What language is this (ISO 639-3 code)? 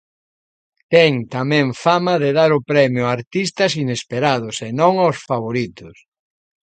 glg